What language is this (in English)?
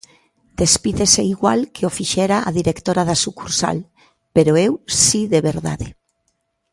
Galician